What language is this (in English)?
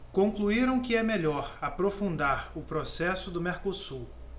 Portuguese